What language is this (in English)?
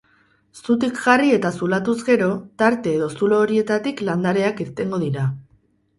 Basque